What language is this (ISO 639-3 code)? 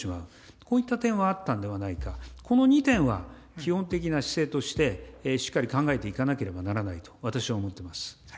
jpn